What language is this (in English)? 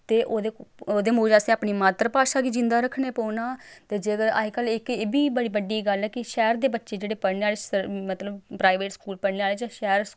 Dogri